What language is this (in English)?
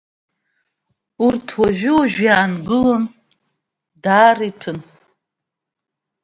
Abkhazian